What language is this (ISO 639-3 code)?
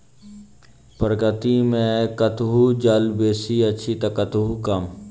mai